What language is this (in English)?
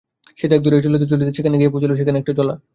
Bangla